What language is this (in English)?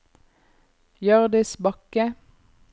Norwegian